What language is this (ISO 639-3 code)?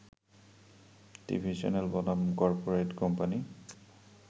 ben